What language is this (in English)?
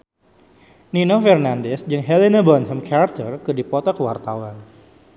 Sundanese